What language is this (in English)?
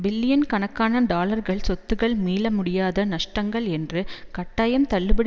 Tamil